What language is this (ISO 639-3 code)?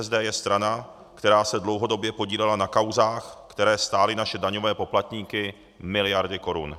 ces